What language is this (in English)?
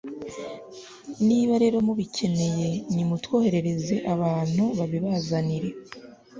Kinyarwanda